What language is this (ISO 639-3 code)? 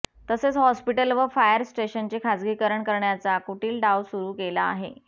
mar